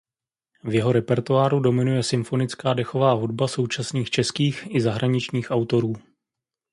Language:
Czech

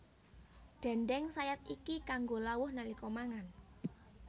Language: Javanese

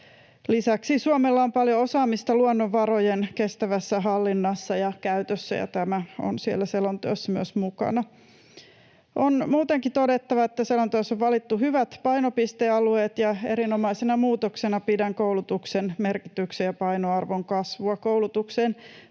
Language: Finnish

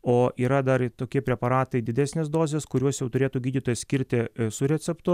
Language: Lithuanian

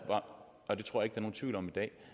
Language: Danish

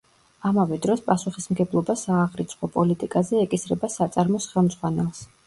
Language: Georgian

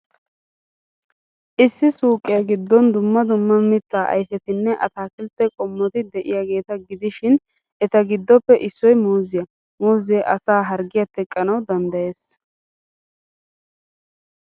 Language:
Wolaytta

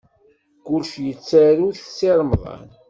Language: Kabyle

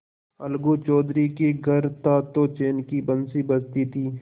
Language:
Hindi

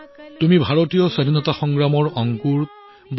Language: Assamese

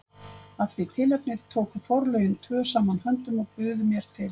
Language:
Icelandic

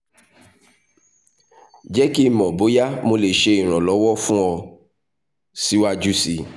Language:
Yoruba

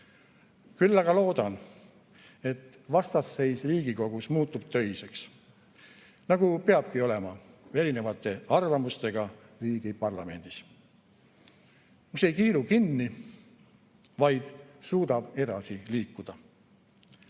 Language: Estonian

